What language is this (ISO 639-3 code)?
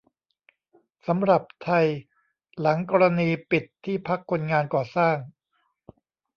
tha